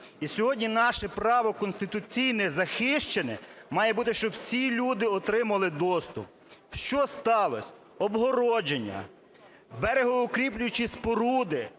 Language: Ukrainian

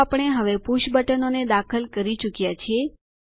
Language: Gujarati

